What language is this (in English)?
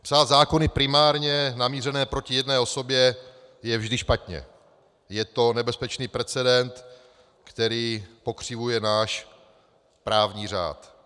Czech